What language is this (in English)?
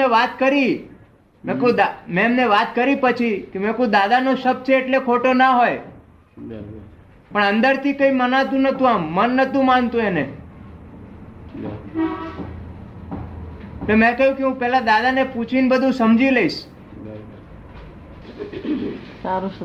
Gujarati